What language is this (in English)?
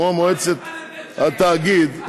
Hebrew